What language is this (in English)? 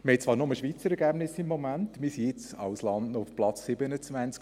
Swiss German